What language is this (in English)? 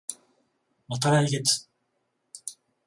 Japanese